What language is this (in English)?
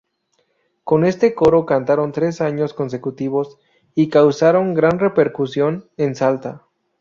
Spanish